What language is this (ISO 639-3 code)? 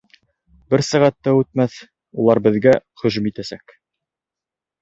bak